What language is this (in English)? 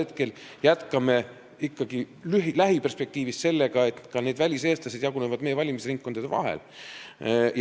Estonian